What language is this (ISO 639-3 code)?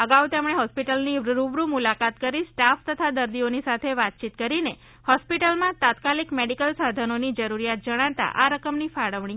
guj